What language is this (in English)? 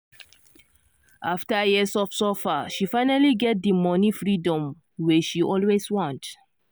Nigerian Pidgin